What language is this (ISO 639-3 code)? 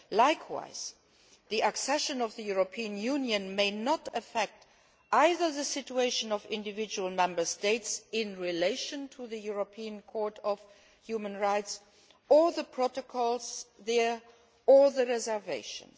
eng